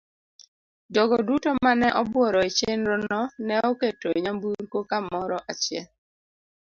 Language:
Luo (Kenya and Tanzania)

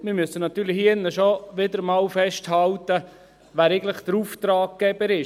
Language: Swiss German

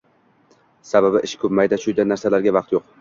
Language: Uzbek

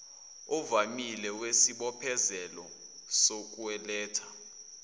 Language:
Zulu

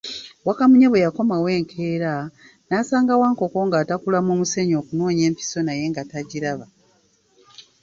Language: Ganda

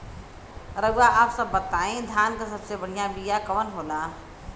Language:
Bhojpuri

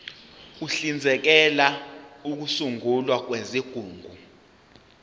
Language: Zulu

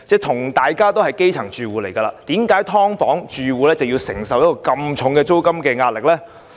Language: Cantonese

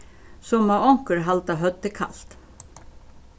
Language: Faroese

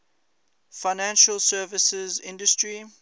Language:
English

